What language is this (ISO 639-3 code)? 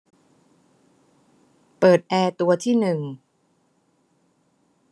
tha